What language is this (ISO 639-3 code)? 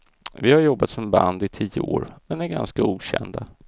swe